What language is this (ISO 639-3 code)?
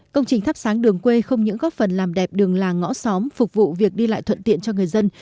vie